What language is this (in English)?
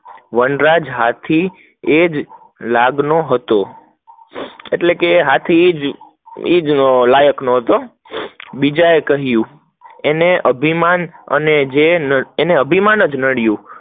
Gujarati